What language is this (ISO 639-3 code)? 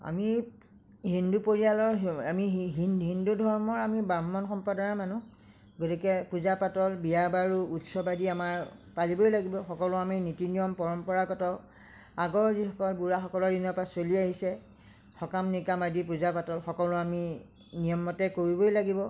asm